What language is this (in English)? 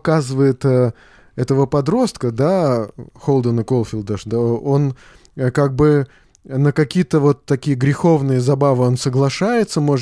Russian